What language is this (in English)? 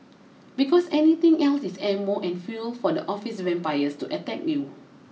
English